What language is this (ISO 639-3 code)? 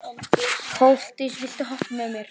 isl